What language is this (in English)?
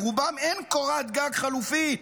Hebrew